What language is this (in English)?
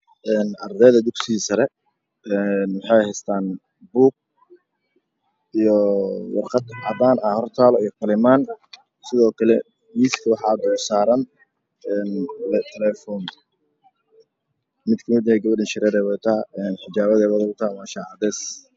Somali